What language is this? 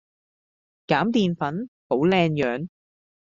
Cantonese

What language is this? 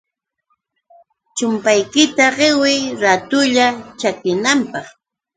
Yauyos Quechua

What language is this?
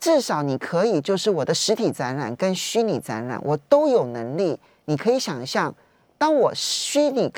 Chinese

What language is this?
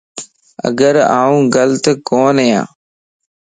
Lasi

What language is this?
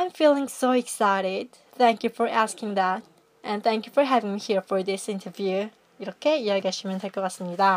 Korean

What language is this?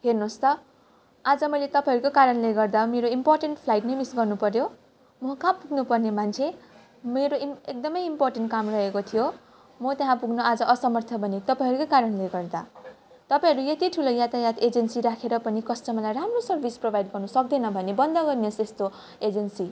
Nepali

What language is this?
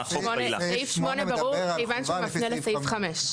Hebrew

